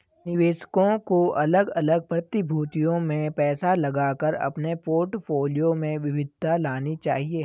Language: Hindi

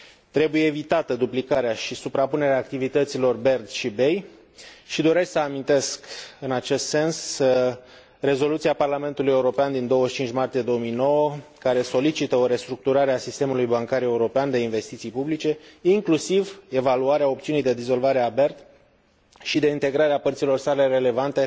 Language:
Romanian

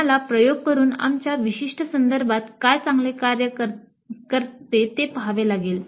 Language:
Marathi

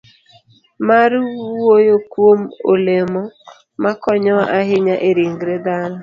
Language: Luo (Kenya and Tanzania)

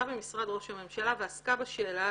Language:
Hebrew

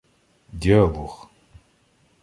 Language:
Ukrainian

